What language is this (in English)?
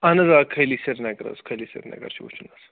Kashmiri